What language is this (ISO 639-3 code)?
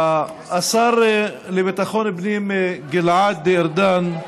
heb